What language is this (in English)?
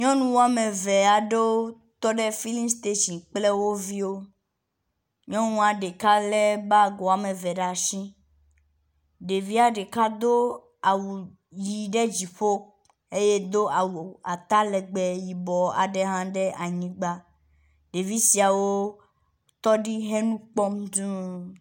Ewe